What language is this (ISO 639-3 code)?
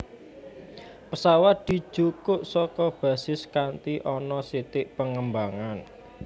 jav